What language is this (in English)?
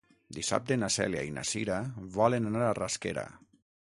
Catalan